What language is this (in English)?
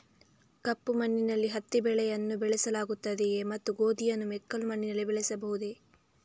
Kannada